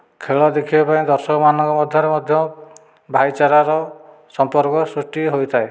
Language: Odia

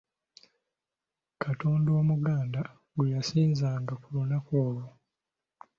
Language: Ganda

